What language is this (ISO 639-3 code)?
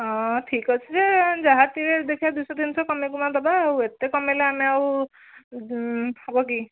ori